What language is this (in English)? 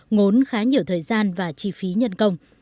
Vietnamese